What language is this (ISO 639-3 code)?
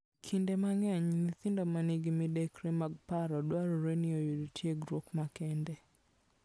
luo